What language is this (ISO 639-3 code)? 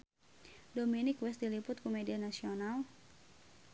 sun